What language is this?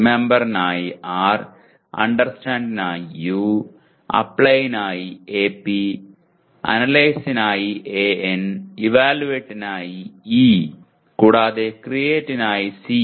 Malayalam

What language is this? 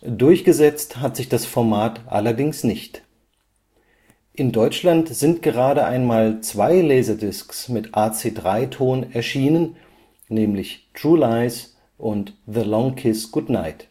German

